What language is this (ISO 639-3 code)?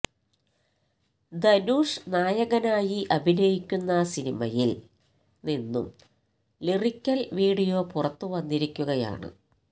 mal